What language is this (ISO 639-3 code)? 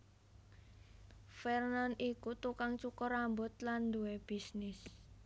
jav